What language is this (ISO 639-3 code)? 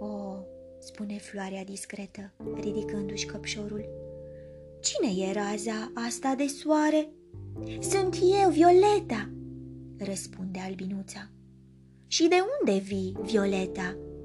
ron